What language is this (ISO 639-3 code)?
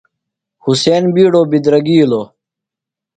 phl